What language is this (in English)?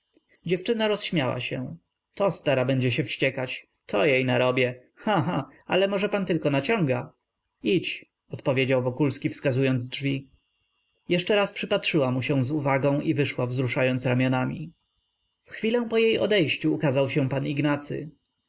Polish